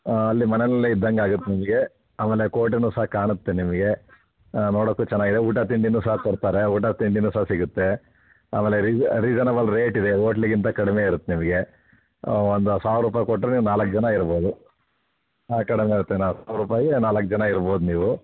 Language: Kannada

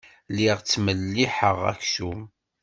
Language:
Kabyle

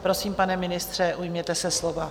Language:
Czech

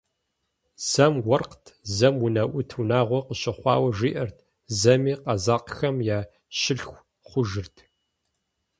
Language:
Kabardian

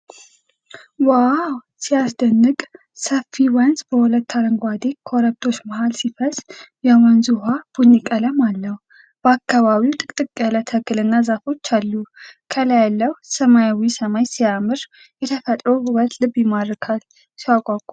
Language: Amharic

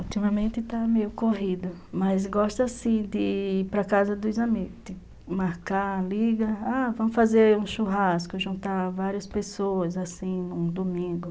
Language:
Portuguese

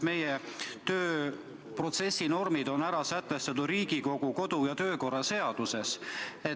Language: Estonian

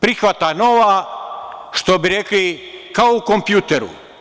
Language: Serbian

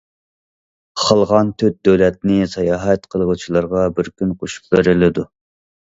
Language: Uyghur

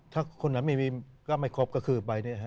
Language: Thai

